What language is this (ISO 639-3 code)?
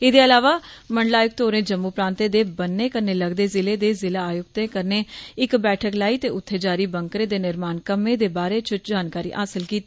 doi